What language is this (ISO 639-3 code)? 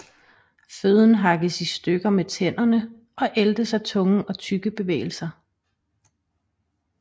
dan